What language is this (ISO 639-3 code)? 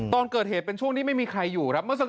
tha